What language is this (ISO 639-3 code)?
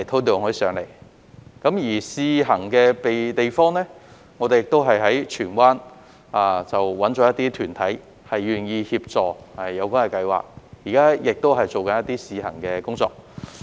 yue